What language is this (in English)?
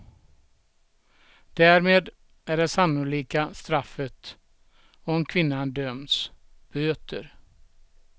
Swedish